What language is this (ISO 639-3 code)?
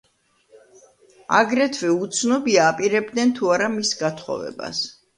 kat